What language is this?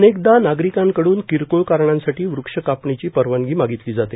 Marathi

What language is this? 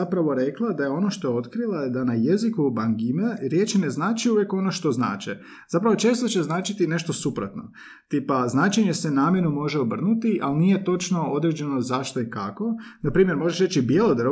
Croatian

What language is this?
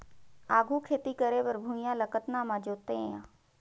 Chhattisgarhi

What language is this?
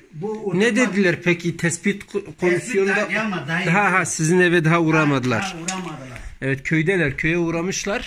Turkish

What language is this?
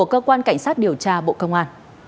Vietnamese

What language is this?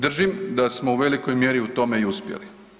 Croatian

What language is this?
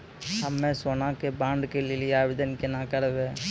Maithili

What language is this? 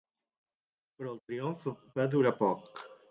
Catalan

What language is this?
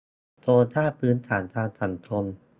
Thai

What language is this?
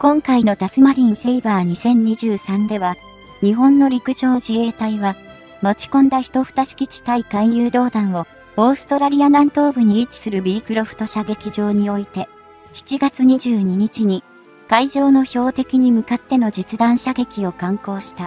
Japanese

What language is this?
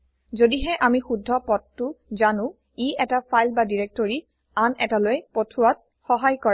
Assamese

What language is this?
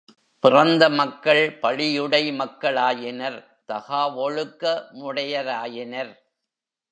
Tamil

